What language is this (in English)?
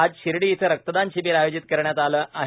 Marathi